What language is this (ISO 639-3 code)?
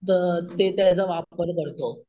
mar